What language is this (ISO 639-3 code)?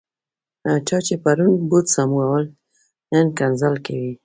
pus